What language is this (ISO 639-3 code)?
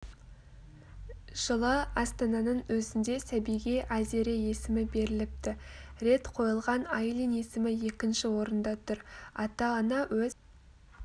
kaz